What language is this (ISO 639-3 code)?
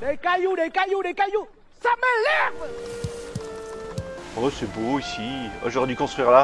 fra